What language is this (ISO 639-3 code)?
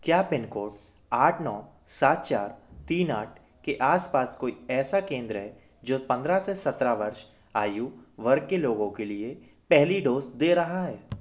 hin